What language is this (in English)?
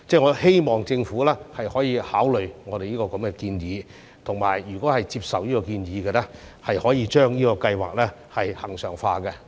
Cantonese